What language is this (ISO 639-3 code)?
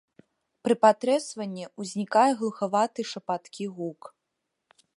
bel